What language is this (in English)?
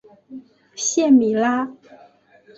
Chinese